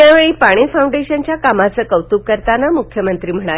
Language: Marathi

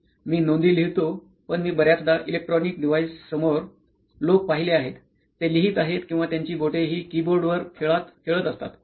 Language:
Marathi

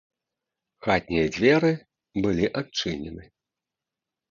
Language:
Belarusian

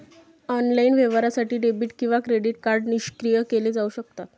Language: Marathi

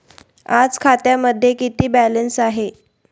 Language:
Marathi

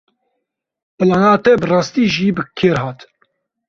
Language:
Kurdish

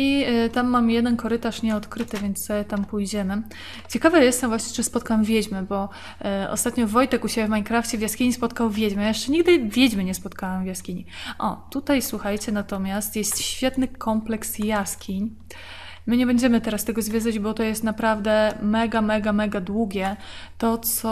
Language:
Polish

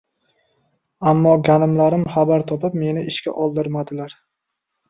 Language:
Uzbek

